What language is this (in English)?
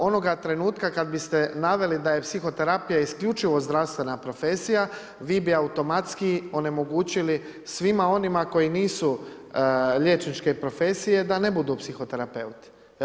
Croatian